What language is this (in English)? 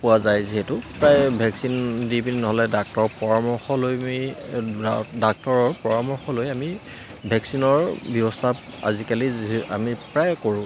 Assamese